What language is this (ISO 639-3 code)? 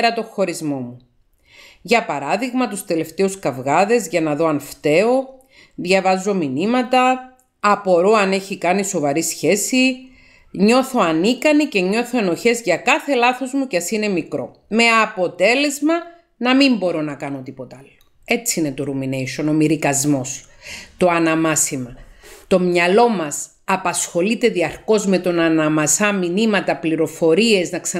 ell